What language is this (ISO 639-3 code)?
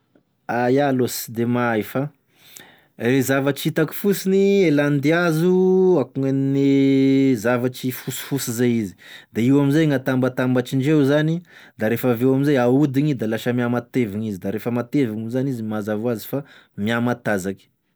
tkg